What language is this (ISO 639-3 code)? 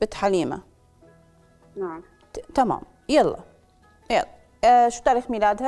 ara